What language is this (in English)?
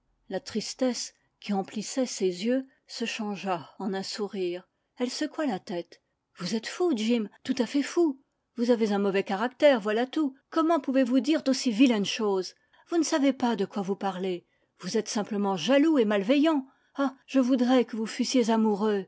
French